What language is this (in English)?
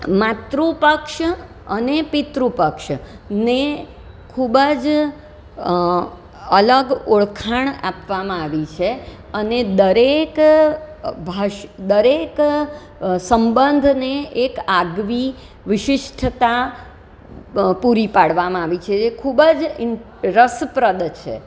Gujarati